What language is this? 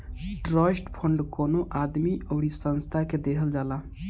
Bhojpuri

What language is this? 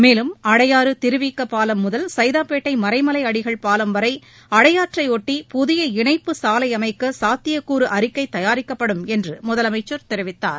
Tamil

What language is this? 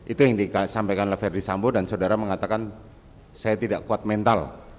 Indonesian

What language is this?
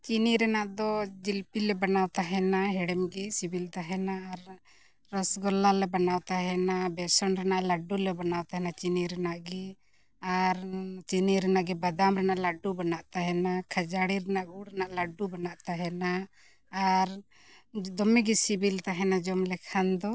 Santali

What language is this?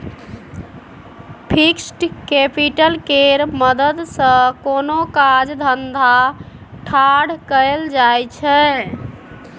Maithili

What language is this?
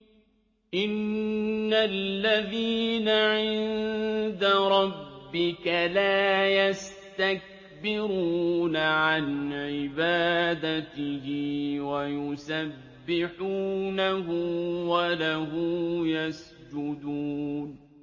Arabic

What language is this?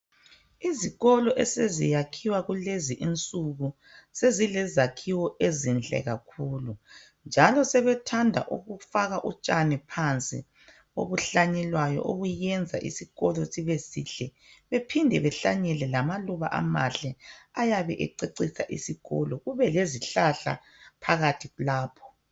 North Ndebele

